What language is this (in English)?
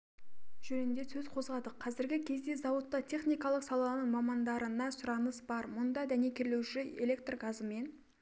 Kazakh